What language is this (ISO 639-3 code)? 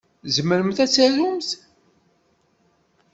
kab